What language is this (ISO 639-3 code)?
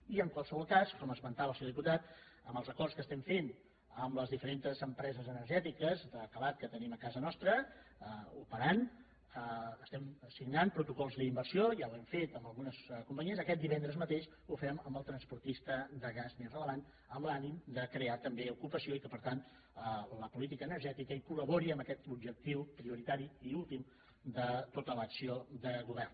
cat